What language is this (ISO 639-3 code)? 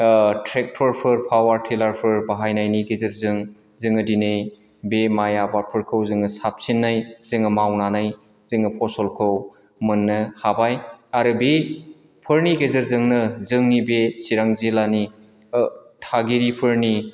brx